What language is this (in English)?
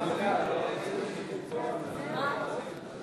Hebrew